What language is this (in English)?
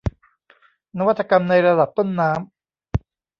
Thai